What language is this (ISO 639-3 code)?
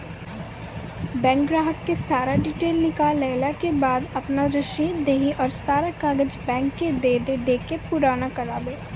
mai